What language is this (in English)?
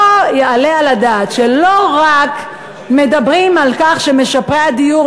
Hebrew